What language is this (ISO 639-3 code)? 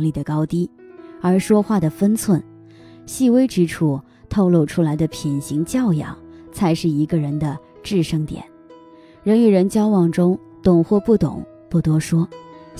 zho